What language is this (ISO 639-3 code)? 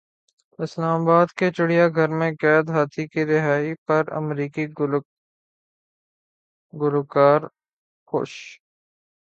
urd